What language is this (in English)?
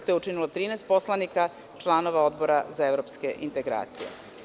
Serbian